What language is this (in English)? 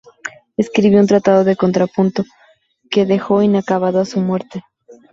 Spanish